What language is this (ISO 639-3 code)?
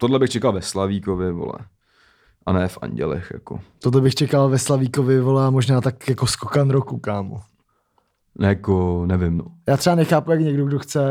ces